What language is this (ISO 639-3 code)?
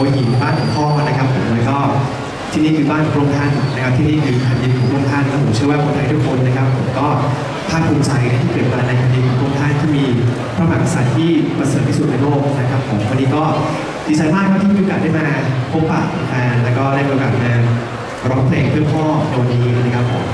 tha